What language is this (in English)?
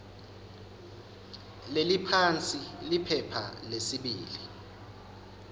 Swati